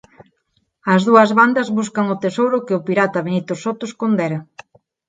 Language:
Galician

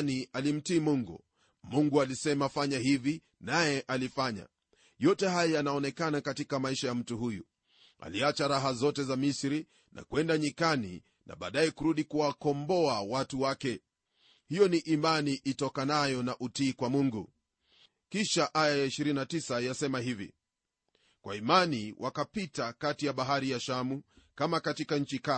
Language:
Swahili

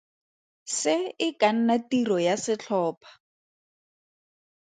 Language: Tswana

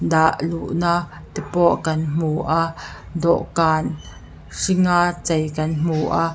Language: Mizo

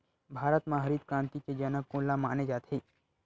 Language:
Chhattisgarhi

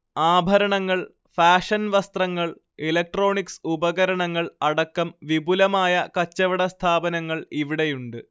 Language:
Malayalam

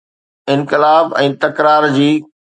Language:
Sindhi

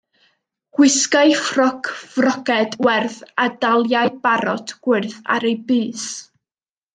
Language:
Welsh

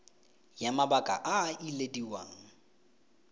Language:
Tswana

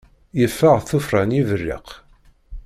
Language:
Kabyle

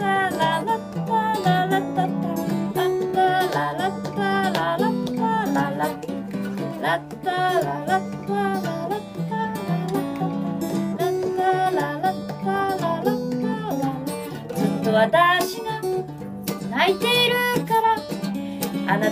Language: Korean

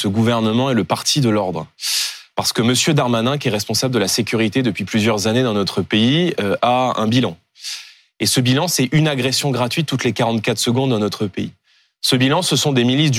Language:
French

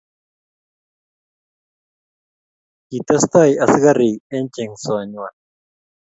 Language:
Kalenjin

